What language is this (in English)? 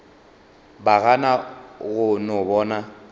Northern Sotho